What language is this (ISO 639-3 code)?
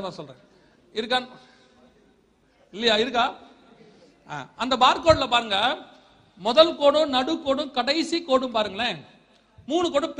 tam